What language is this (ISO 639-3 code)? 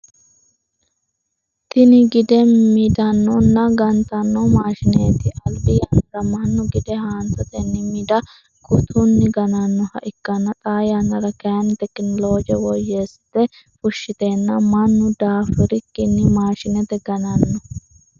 sid